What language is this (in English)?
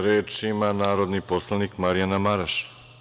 Serbian